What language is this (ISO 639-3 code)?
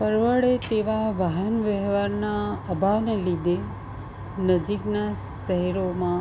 guj